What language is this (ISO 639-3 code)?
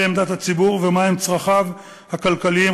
heb